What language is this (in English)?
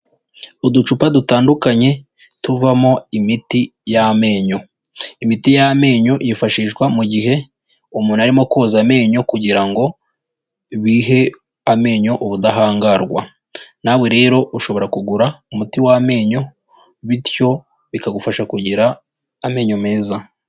Kinyarwanda